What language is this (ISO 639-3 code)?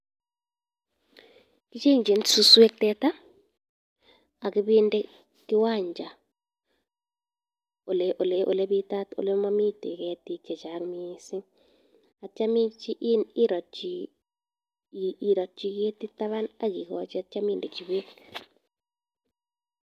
kln